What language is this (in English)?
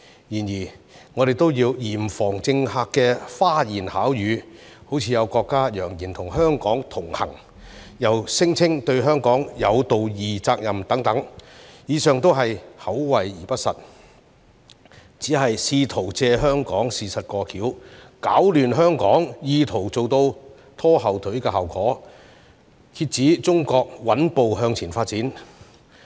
Cantonese